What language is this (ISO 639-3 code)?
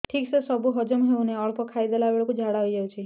ori